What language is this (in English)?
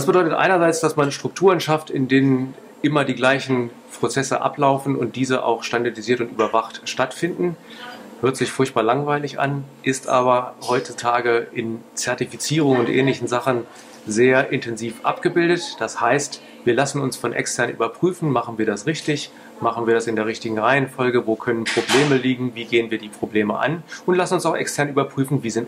German